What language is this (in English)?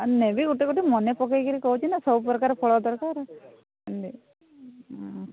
Odia